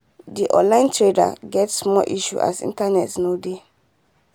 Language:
Nigerian Pidgin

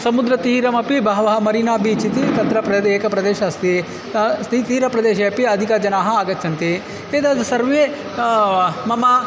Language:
Sanskrit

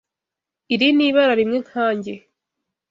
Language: Kinyarwanda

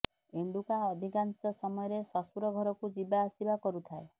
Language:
Odia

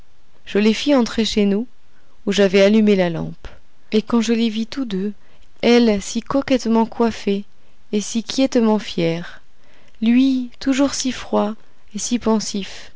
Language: French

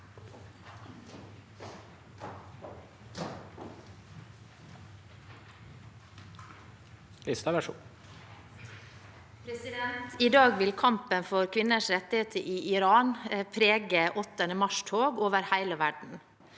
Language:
Norwegian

